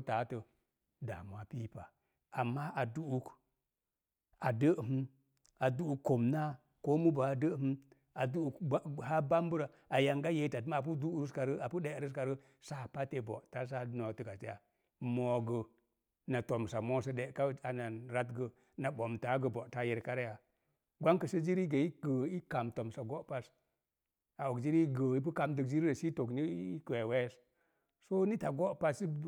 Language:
Mom Jango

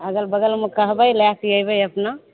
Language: Maithili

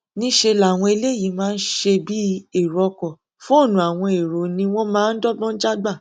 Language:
Yoruba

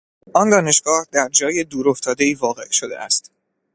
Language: Persian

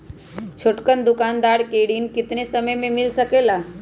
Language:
Magahi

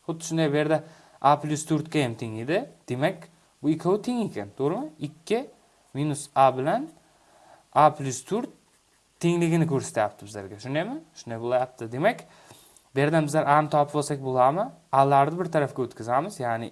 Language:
Turkish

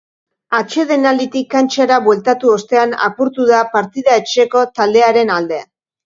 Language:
Basque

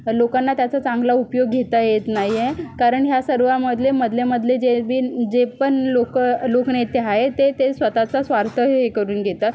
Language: Marathi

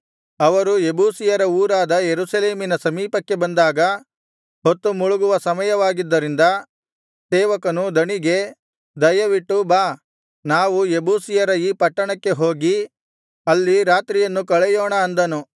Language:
Kannada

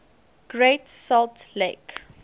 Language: English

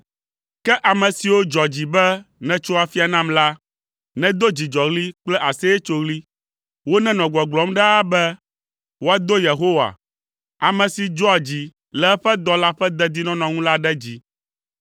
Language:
Ewe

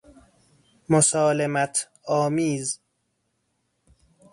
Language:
Persian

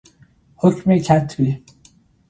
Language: Persian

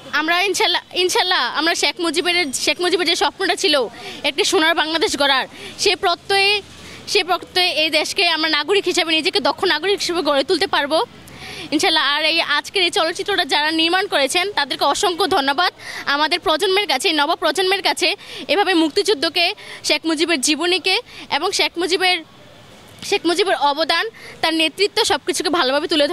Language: Thai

